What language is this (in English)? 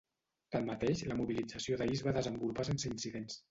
Catalan